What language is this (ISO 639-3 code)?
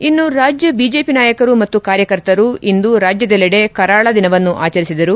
kan